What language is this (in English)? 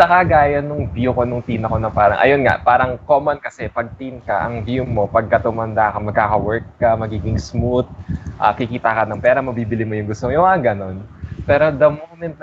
Filipino